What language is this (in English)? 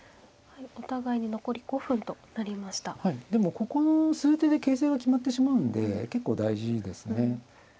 Japanese